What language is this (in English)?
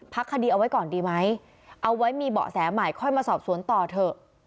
Thai